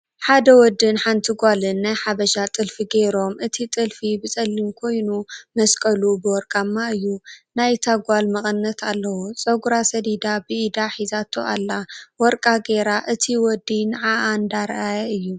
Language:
Tigrinya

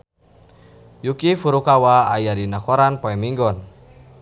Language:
Sundanese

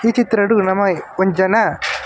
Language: Tulu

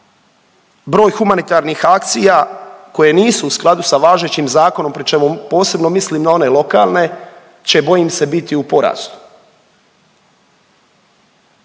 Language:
Croatian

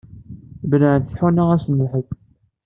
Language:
Kabyle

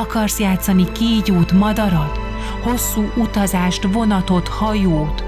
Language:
Hungarian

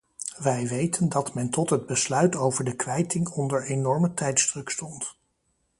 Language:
Dutch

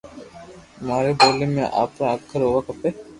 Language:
Loarki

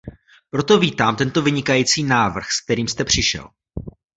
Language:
Czech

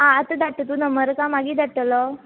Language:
Konkani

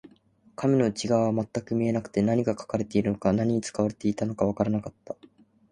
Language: Japanese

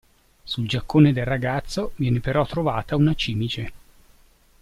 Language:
Italian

